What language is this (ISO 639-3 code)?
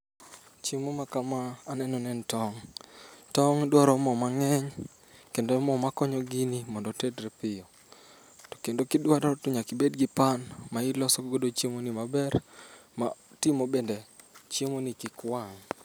luo